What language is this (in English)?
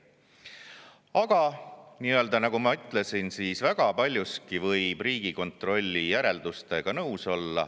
Estonian